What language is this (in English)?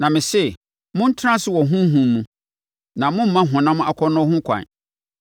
Akan